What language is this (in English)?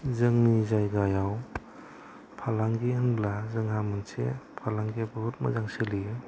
Bodo